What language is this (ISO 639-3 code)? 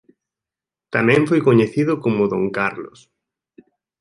glg